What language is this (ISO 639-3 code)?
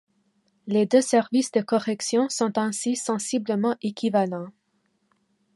fra